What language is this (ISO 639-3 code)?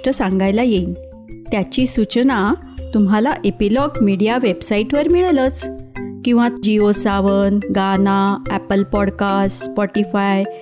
mar